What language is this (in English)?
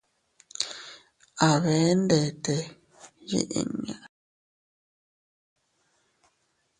Teutila Cuicatec